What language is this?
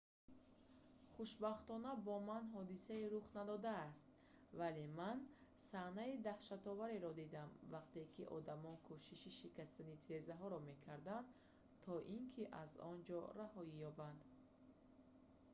Tajik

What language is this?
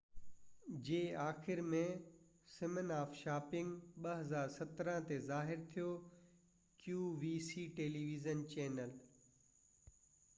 Sindhi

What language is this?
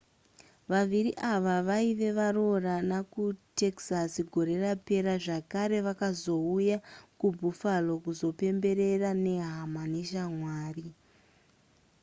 Shona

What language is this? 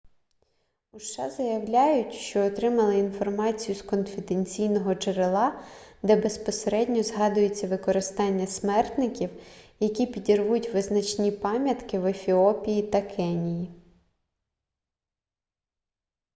Ukrainian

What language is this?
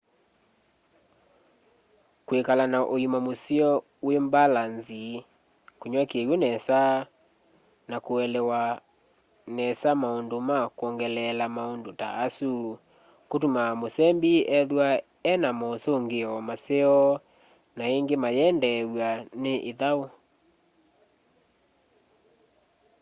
Kamba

